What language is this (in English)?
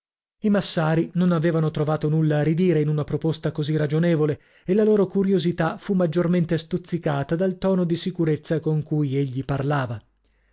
Italian